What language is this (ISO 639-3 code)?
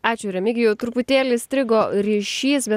lit